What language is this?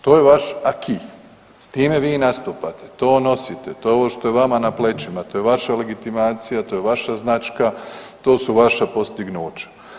Croatian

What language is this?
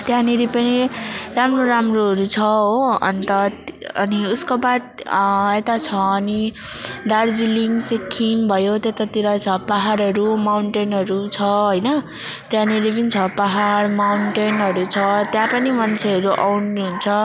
Nepali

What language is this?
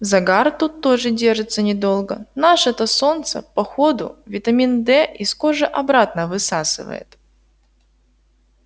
Russian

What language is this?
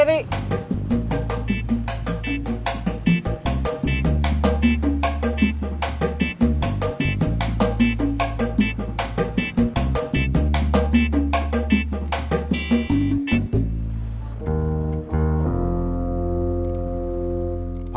Indonesian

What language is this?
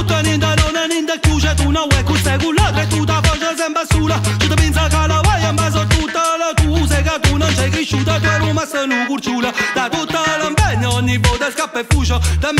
Hungarian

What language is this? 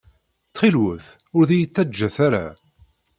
Kabyle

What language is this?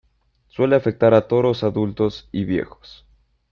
Spanish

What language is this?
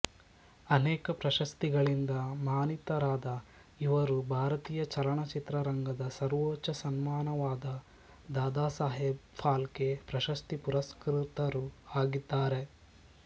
Kannada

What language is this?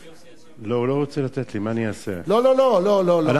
Hebrew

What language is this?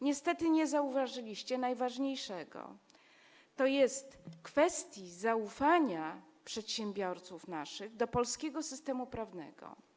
Polish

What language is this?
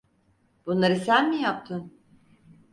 Turkish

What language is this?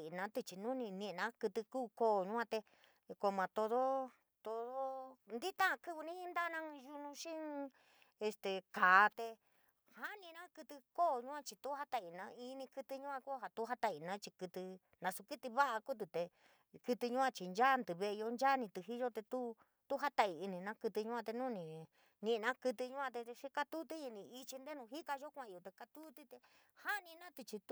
San Miguel El Grande Mixtec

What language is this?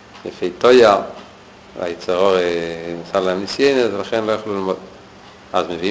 Hebrew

